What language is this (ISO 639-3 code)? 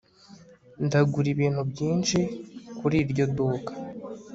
kin